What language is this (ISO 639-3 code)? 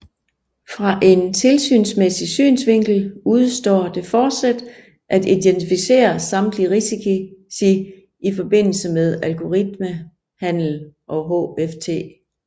dan